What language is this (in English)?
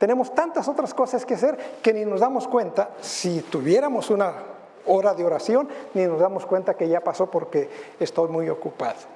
Spanish